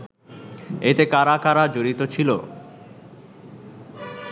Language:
Bangla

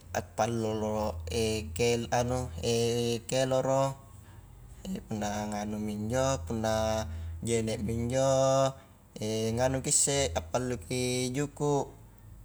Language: Highland Konjo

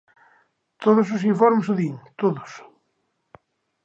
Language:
Galician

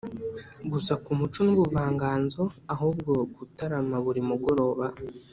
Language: Kinyarwanda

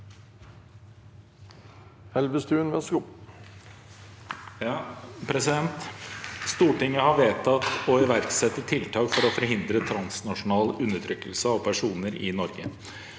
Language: Norwegian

